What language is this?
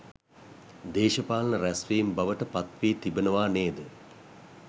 Sinhala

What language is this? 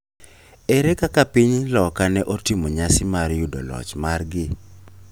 Luo (Kenya and Tanzania)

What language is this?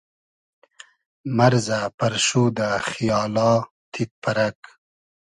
Hazaragi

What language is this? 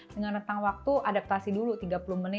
Indonesian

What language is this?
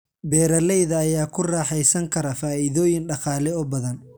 Somali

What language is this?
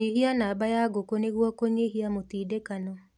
Kikuyu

